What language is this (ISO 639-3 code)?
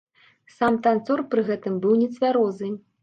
bel